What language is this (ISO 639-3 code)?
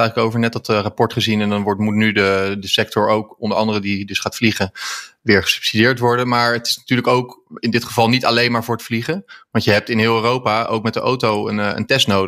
nld